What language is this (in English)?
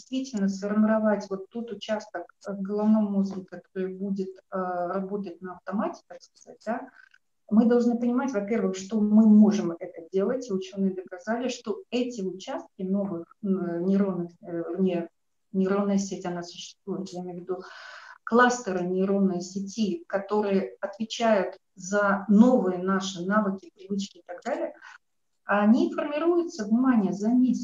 Russian